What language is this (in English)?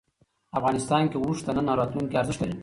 Pashto